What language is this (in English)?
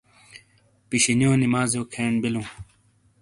Shina